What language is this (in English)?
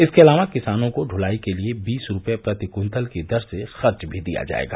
Hindi